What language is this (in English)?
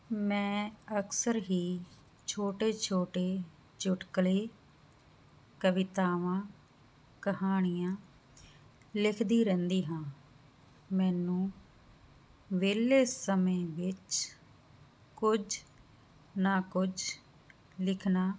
Punjabi